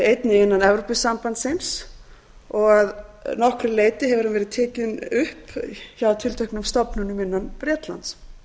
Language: Icelandic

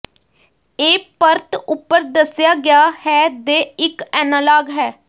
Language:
Punjabi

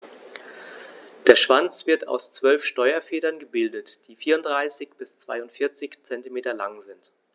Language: German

